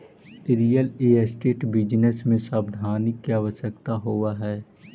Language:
Magahi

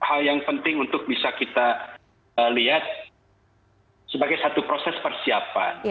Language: Indonesian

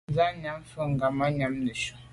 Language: Medumba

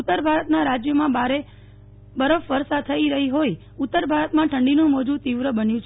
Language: Gujarati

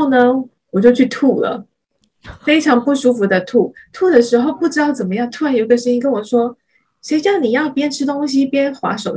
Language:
Chinese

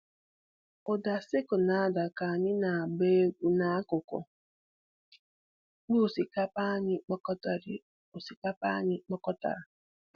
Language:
Igbo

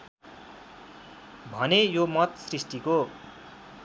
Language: Nepali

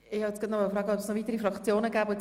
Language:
Swiss German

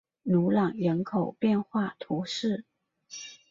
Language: Chinese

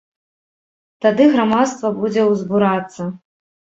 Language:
Belarusian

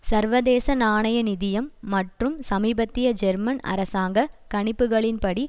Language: Tamil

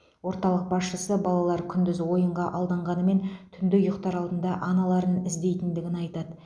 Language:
Kazakh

